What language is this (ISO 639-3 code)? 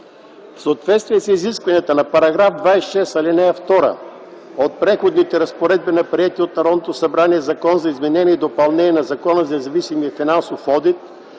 bul